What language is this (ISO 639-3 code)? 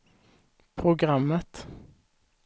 swe